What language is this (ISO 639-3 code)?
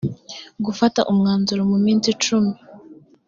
kin